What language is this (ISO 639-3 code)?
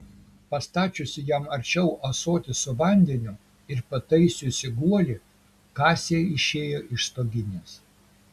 lit